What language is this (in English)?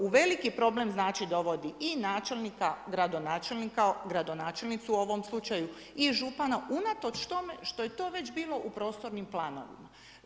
Croatian